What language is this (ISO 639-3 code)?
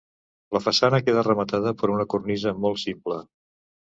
cat